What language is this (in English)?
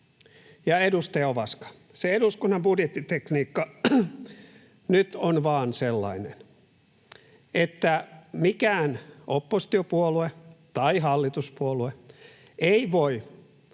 Finnish